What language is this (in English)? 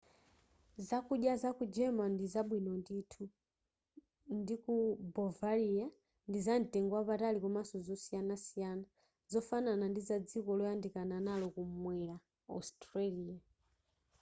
Nyanja